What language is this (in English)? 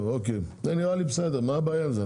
Hebrew